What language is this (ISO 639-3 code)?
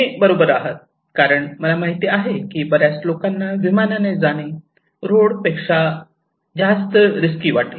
mar